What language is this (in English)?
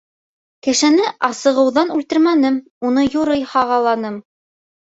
Bashkir